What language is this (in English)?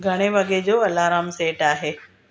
Sindhi